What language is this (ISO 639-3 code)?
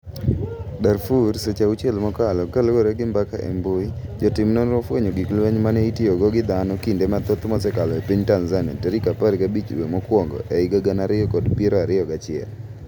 luo